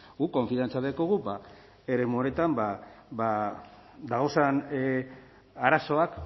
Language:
Basque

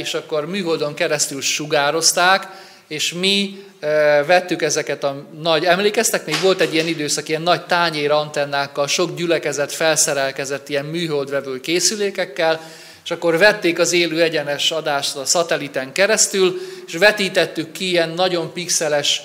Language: Hungarian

